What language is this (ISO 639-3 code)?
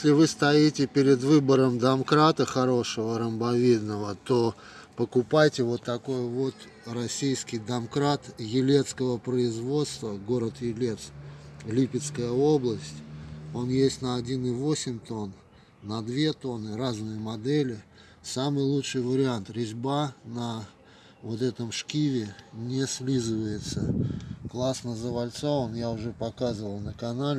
rus